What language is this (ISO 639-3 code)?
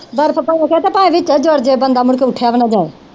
pan